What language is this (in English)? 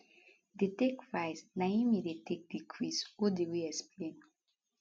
Nigerian Pidgin